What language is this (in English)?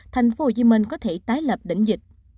Vietnamese